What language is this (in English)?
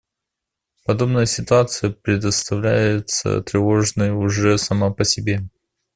Russian